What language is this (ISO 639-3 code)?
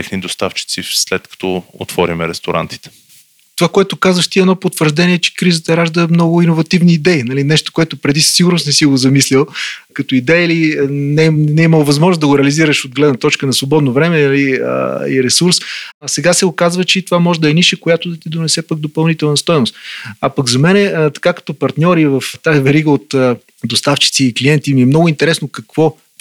bul